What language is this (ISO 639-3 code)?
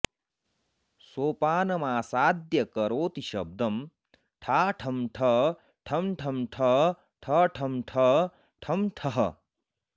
san